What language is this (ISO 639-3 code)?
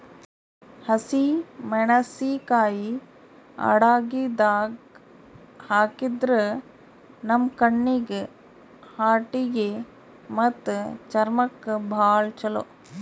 kan